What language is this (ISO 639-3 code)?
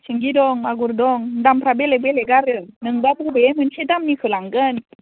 brx